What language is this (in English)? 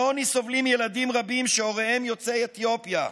Hebrew